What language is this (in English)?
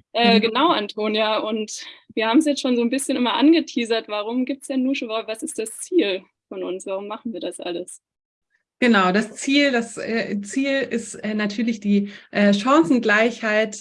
German